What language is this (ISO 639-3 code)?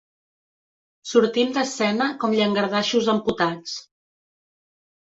cat